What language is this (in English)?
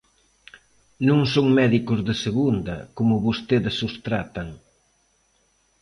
Galician